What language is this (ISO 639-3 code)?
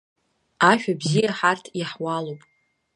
abk